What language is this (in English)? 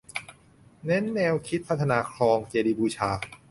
Thai